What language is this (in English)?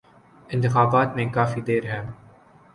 Urdu